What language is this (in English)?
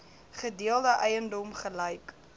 Afrikaans